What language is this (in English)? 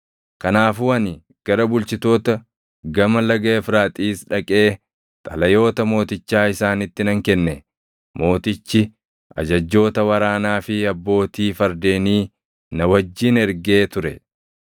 Oromo